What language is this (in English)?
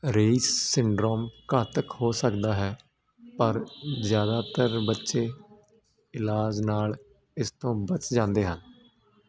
Punjabi